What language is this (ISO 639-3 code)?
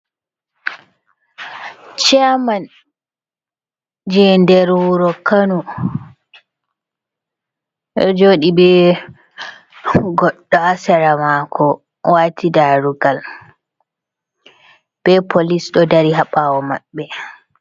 ful